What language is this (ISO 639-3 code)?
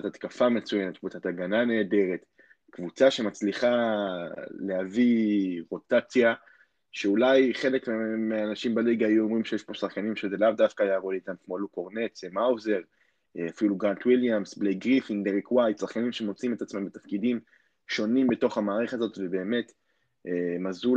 heb